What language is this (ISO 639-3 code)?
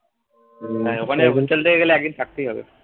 ben